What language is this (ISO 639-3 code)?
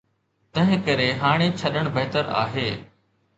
snd